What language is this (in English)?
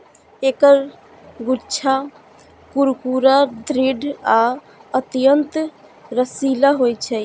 Maithili